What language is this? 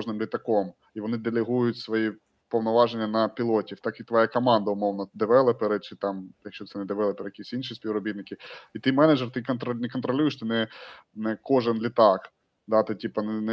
Ukrainian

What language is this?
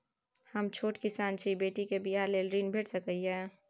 Maithili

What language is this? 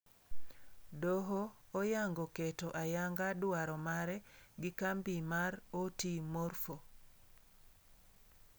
Luo (Kenya and Tanzania)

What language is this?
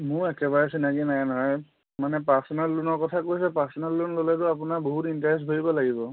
Assamese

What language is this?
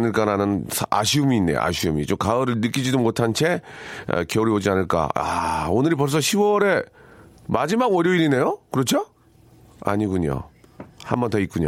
Korean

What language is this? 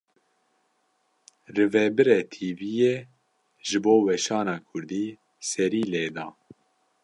Kurdish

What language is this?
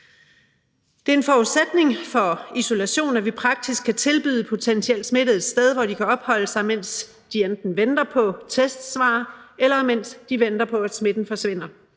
Danish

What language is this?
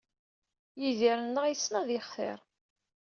Kabyle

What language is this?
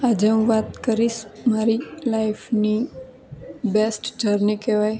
Gujarati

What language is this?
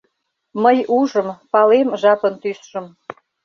Mari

